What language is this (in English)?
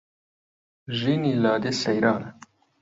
Central Kurdish